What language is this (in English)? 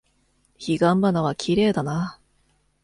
Japanese